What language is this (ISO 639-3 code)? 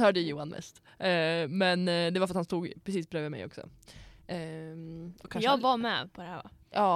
swe